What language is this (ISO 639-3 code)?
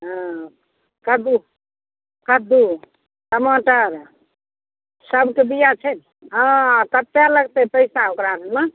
mai